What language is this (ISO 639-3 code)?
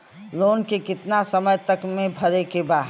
bho